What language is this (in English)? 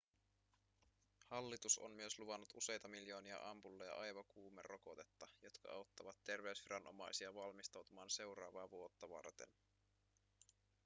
Finnish